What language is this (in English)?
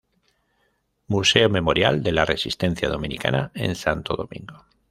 Spanish